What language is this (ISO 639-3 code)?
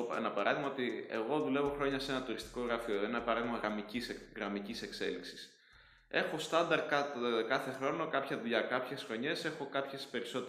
ell